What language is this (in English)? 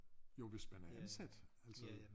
Danish